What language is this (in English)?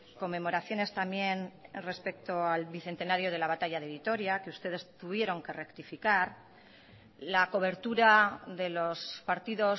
Spanish